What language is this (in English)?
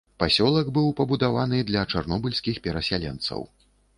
Belarusian